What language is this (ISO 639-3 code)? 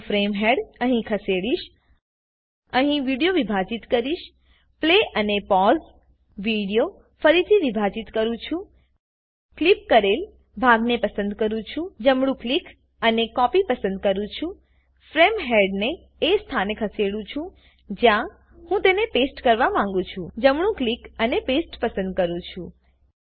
guj